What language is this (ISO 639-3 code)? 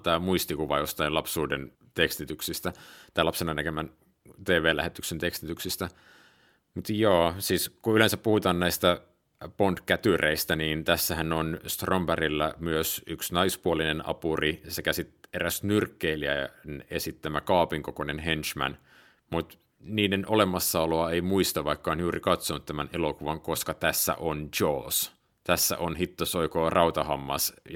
fin